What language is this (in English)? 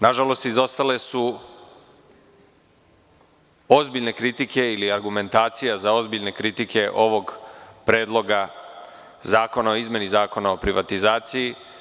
Serbian